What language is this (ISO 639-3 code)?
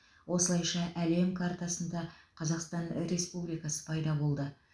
kaz